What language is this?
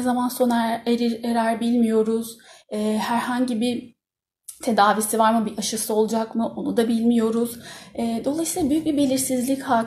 Turkish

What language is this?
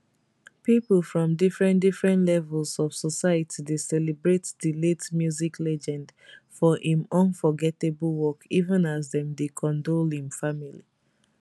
Nigerian Pidgin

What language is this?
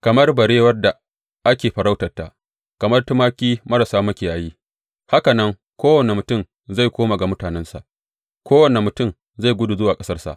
Hausa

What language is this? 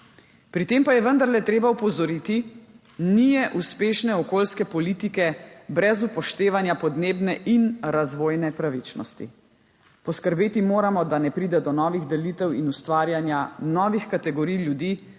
Slovenian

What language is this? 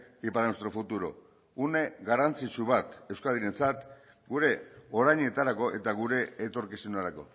Basque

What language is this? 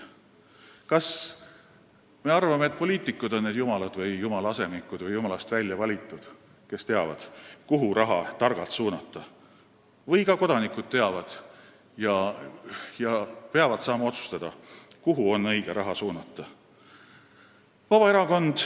Estonian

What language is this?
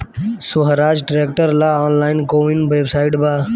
Bhojpuri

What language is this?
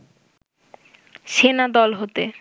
Bangla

